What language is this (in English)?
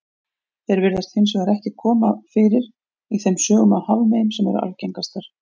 Icelandic